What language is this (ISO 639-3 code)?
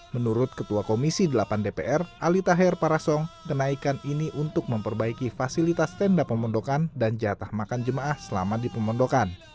ind